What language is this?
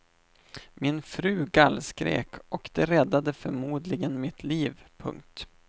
Swedish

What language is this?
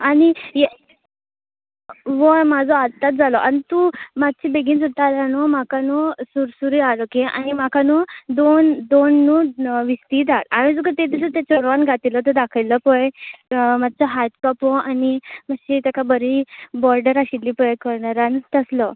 Konkani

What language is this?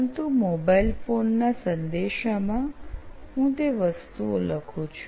Gujarati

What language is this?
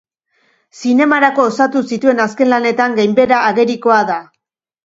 Basque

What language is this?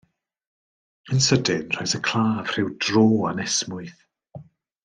Welsh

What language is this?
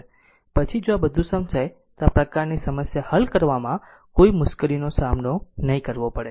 Gujarati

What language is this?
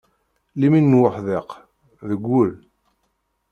Kabyle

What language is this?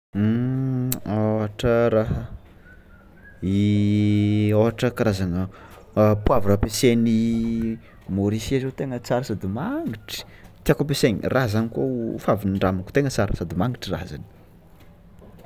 Tsimihety Malagasy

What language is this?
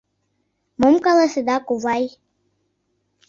Mari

